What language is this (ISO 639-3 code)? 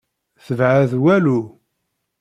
kab